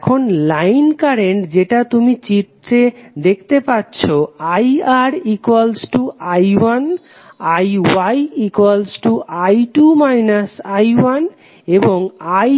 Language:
Bangla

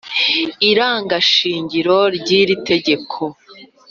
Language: Kinyarwanda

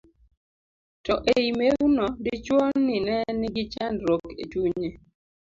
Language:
Luo (Kenya and Tanzania)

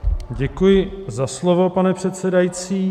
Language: Czech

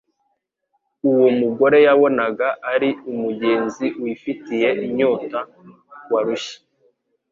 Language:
Kinyarwanda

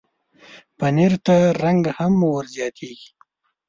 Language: Pashto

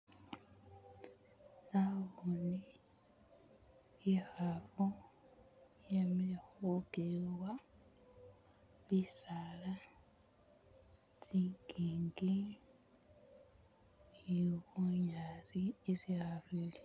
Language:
Masaaba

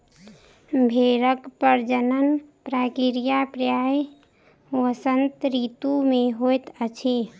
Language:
Maithili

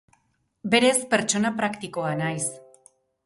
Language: Basque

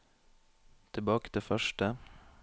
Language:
Norwegian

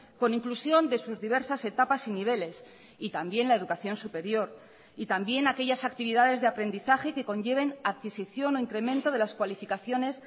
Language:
Spanish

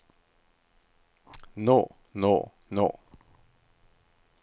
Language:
Norwegian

